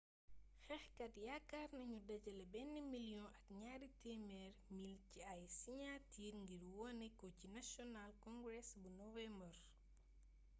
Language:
Wolof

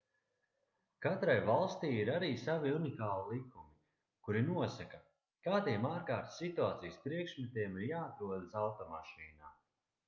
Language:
Latvian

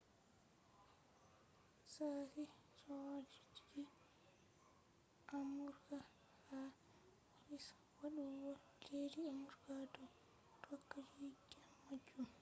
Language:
Fula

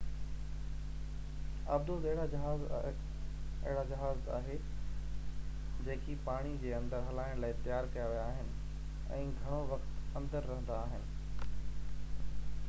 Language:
Sindhi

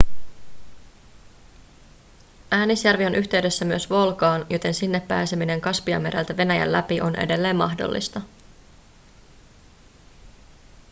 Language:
Finnish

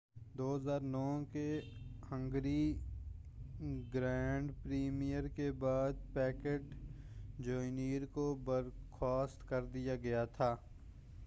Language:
Urdu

